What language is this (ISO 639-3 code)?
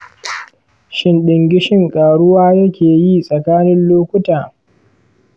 hau